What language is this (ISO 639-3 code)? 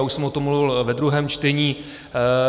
ces